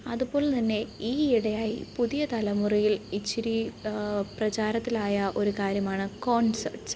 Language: Malayalam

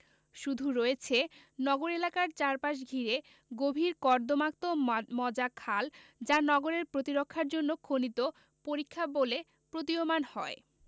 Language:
Bangla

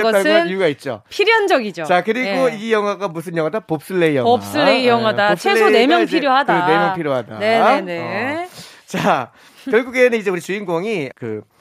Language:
Korean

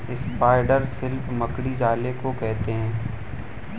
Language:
Hindi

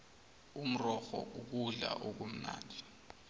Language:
South Ndebele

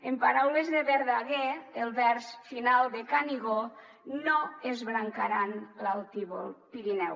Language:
Catalan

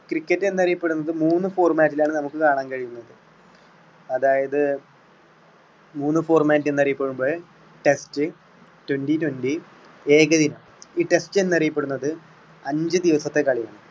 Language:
Malayalam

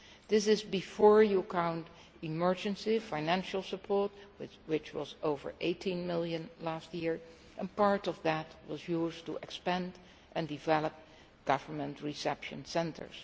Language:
English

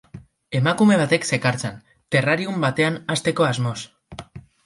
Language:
Basque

